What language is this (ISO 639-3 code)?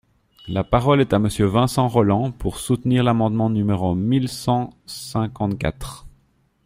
fra